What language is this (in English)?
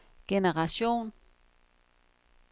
Danish